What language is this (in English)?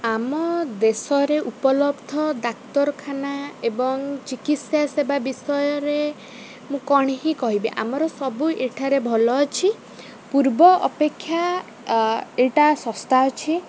Odia